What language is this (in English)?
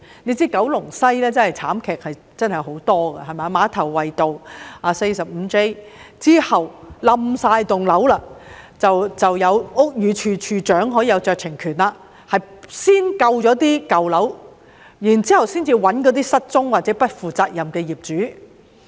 Cantonese